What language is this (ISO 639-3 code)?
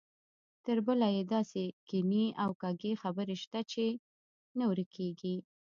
pus